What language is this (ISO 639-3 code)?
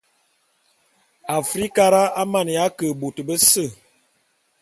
bum